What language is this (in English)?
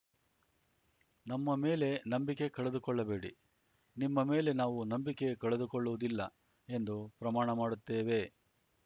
Kannada